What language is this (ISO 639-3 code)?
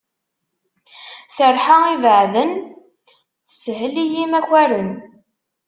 kab